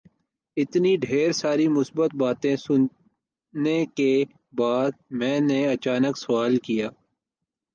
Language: Urdu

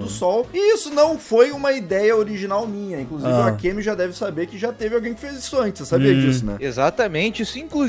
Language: Portuguese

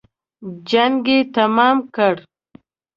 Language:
Pashto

